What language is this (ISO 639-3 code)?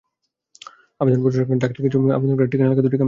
ben